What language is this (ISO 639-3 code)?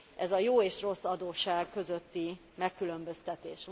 hun